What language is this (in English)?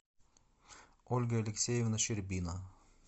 Russian